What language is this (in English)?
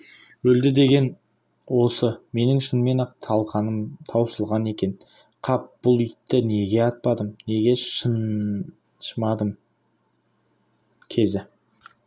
Kazakh